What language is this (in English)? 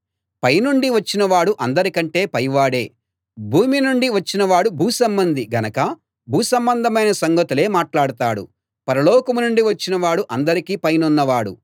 Telugu